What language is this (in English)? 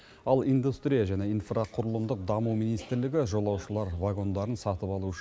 Kazakh